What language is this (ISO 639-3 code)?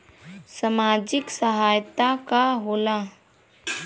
bho